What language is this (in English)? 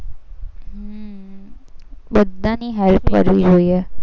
Gujarati